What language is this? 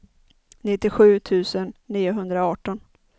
Swedish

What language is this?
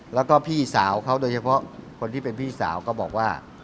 Thai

